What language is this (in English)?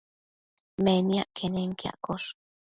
Matsés